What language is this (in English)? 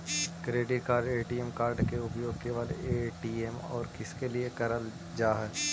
Magahi